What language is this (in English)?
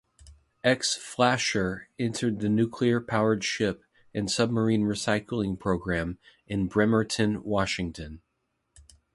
English